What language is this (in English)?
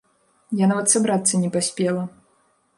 Belarusian